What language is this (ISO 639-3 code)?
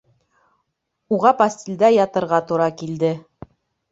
bak